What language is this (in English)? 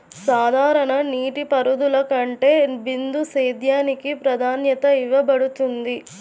Telugu